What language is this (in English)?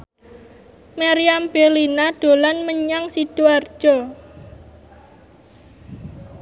Javanese